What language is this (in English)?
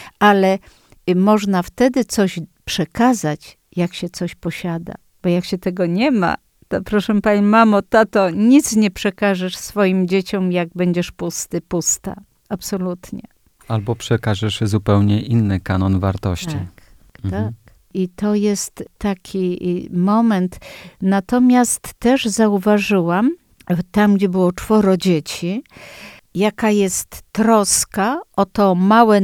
Polish